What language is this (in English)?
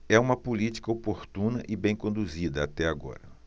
Portuguese